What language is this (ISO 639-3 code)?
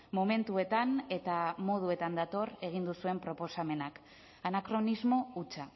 eus